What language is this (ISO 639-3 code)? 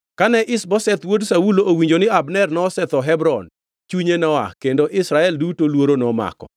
luo